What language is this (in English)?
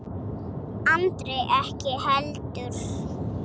Icelandic